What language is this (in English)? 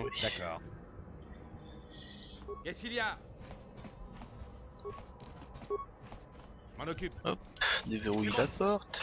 French